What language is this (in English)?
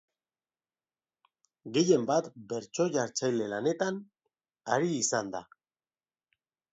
Basque